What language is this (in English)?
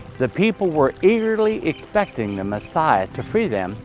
English